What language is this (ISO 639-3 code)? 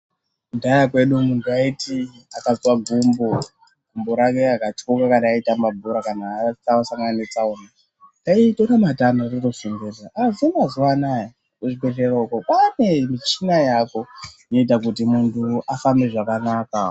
ndc